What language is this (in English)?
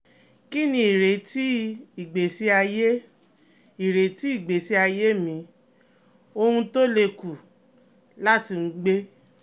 Yoruba